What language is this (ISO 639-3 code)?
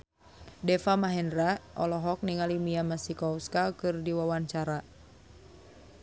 sun